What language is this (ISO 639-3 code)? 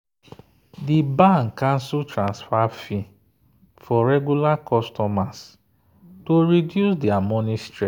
pcm